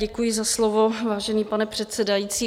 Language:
Czech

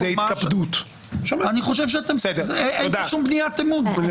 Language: Hebrew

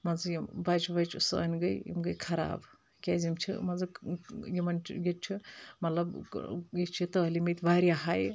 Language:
Kashmiri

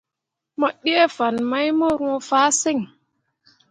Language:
Mundang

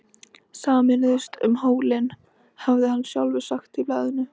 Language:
Icelandic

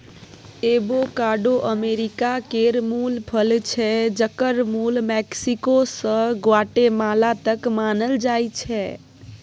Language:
Maithili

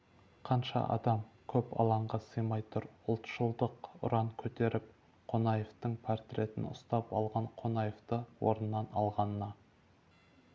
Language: Kazakh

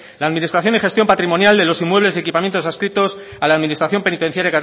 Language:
Spanish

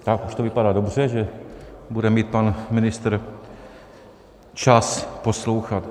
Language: Czech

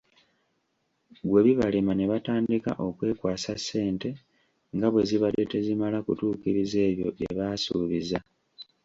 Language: Ganda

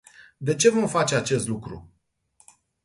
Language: Romanian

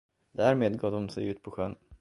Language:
Swedish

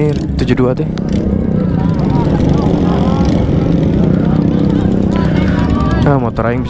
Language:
Indonesian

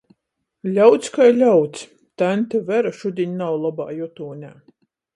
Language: Latgalian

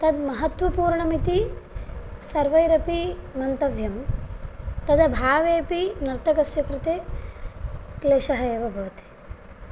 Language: Sanskrit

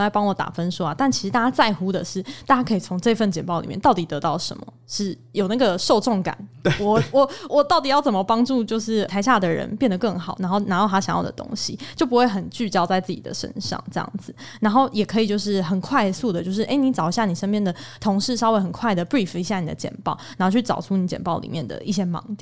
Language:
Chinese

